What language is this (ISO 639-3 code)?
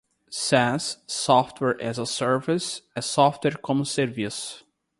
por